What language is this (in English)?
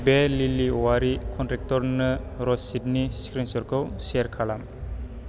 Bodo